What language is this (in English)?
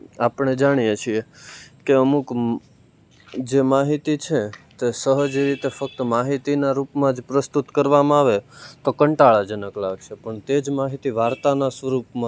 Gujarati